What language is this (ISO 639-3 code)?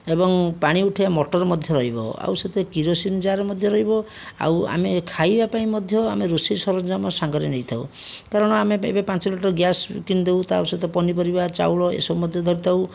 ori